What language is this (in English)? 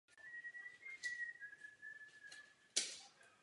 Czech